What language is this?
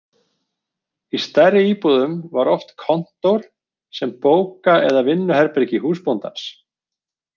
Icelandic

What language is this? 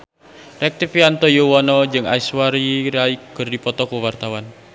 Sundanese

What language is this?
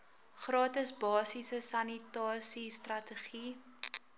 Afrikaans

